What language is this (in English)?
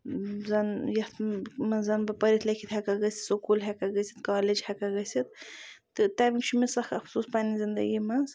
Kashmiri